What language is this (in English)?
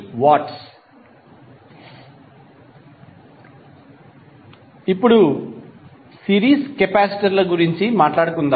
Telugu